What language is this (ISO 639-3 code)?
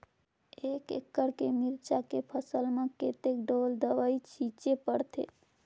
hne